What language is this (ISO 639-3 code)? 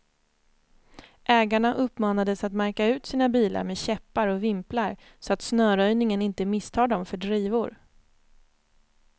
swe